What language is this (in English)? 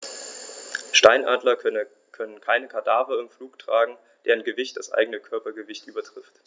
German